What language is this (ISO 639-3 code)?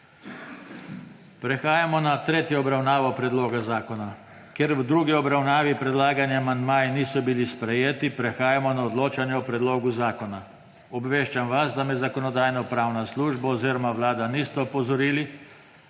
slv